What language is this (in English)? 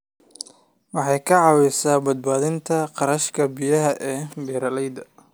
Somali